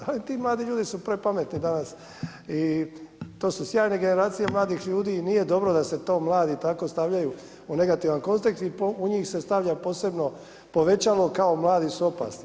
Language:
Croatian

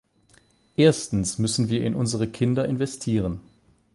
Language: German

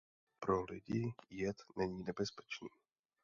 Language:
Czech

